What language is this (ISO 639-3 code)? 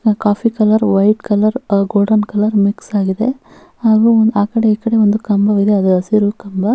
kan